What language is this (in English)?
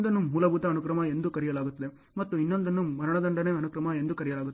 Kannada